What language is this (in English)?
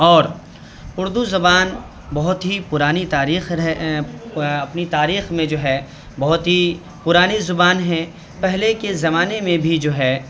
Urdu